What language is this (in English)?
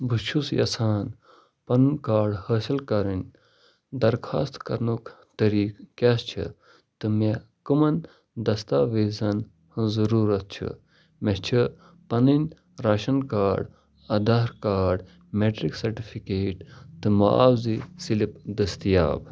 Kashmiri